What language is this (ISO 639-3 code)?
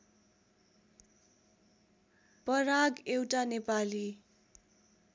nep